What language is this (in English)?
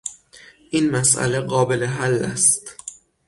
Persian